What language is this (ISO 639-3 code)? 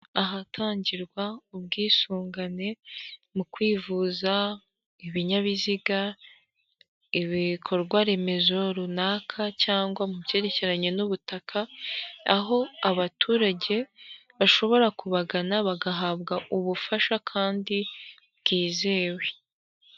kin